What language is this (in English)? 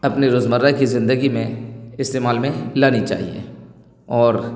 Urdu